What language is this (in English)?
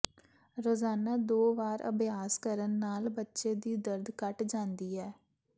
Punjabi